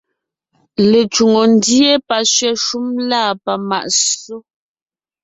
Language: Ngiemboon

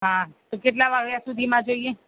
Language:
Gujarati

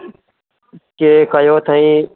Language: Sindhi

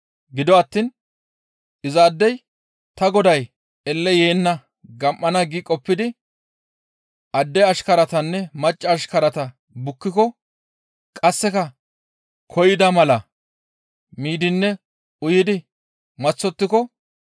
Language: Gamo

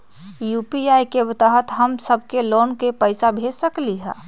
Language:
Magahi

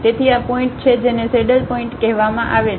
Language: Gujarati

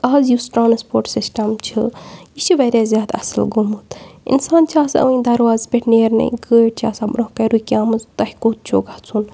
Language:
Kashmiri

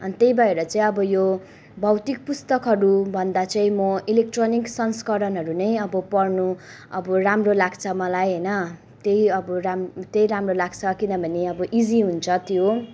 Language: Nepali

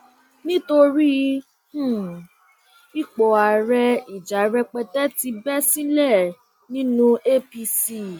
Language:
Yoruba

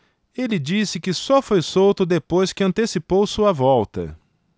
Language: Portuguese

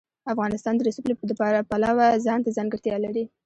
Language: Pashto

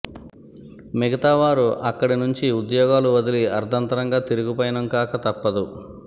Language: Telugu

